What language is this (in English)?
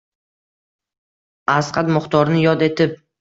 Uzbek